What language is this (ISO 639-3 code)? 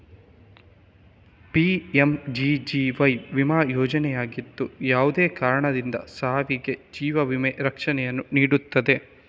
kan